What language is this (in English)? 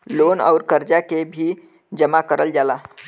Bhojpuri